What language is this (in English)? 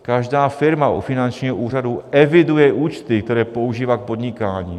Czech